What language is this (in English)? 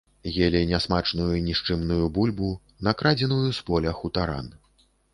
Belarusian